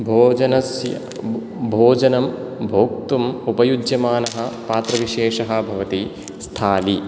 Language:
Sanskrit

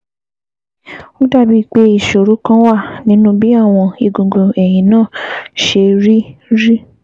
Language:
Yoruba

